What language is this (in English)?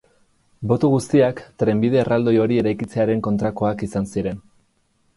Basque